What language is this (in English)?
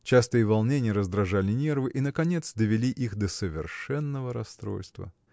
Russian